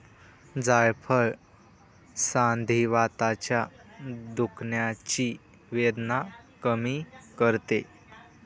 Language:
Marathi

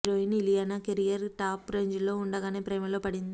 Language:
Telugu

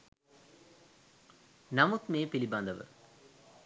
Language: Sinhala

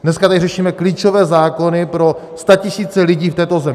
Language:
Czech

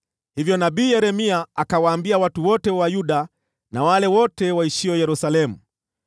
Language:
Swahili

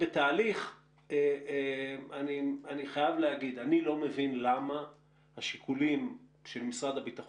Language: Hebrew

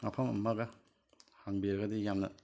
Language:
Manipuri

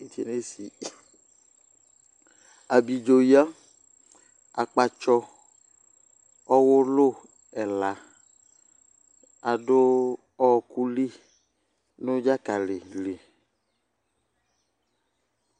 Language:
Ikposo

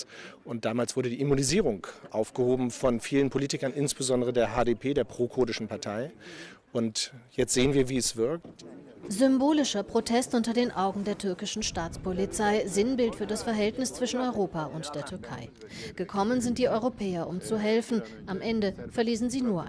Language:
German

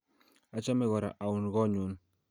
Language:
Kalenjin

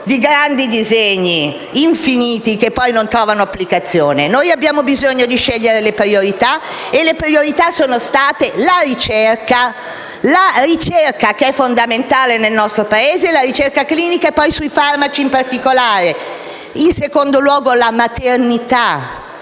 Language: Italian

